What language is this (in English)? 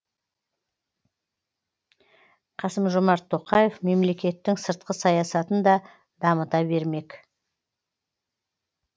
Kazakh